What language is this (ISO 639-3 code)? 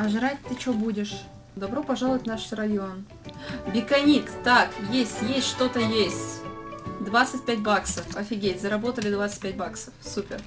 rus